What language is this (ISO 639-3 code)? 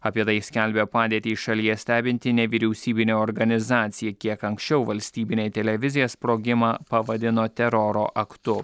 lit